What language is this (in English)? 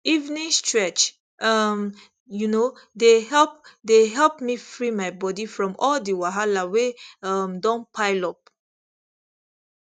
Nigerian Pidgin